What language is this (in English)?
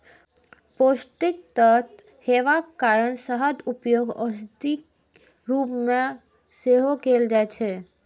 Maithili